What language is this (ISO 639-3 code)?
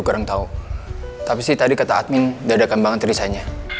ind